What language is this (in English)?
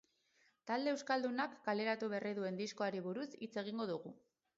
Basque